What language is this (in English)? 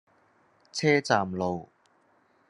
Cantonese